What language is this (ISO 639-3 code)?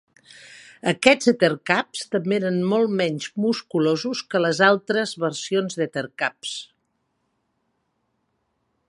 cat